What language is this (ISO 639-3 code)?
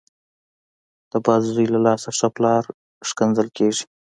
pus